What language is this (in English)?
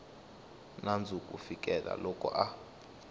Tsonga